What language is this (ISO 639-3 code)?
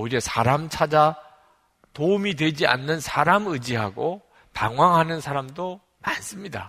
kor